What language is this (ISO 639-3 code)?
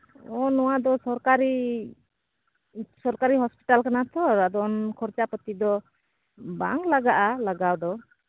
sat